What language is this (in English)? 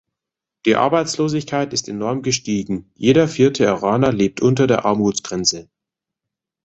German